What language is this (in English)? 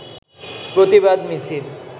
Bangla